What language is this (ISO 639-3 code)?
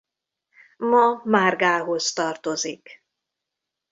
hun